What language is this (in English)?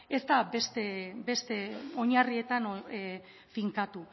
Basque